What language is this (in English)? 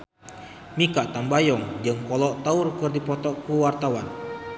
Sundanese